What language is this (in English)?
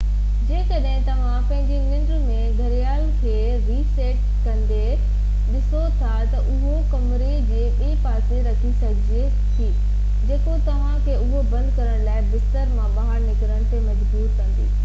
Sindhi